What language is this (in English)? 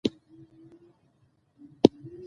Pashto